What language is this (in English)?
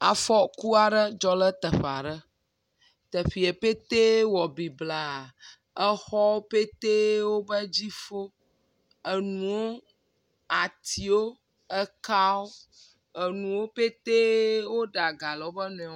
Ewe